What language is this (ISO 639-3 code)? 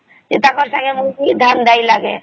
ori